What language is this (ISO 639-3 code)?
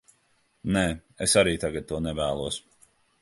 lav